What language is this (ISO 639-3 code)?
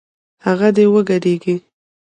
pus